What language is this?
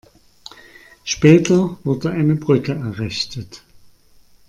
German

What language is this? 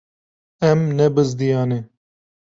Kurdish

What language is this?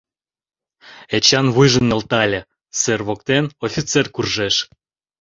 Mari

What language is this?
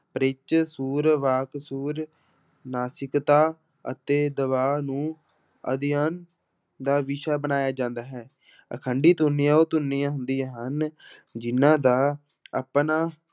Punjabi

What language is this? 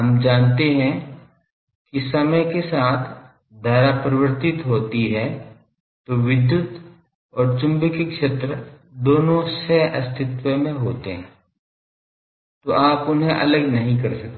Hindi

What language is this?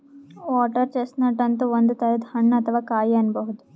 Kannada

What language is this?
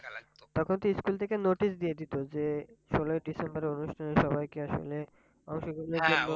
Bangla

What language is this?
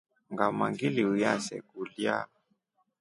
Rombo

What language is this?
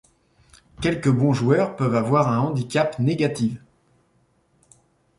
French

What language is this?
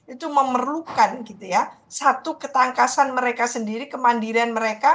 Indonesian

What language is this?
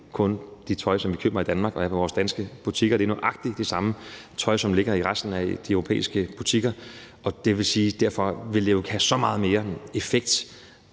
Danish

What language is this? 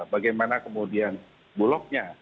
Indonesian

